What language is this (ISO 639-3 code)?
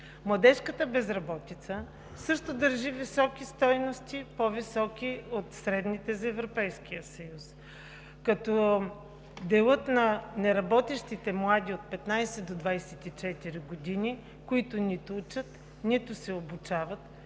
bul